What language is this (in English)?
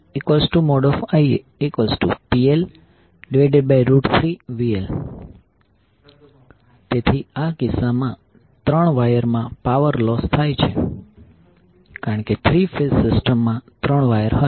Gujarati